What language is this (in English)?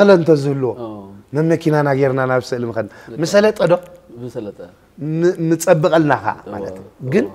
Arabic